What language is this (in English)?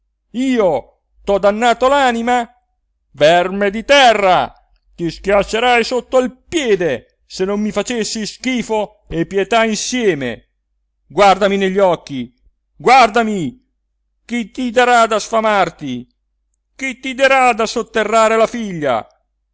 Italian